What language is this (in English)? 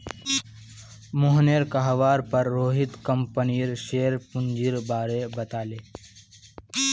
Magahi